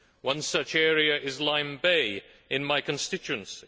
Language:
English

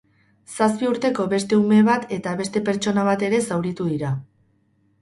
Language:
Basque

